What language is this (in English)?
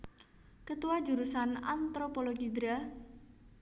Javanese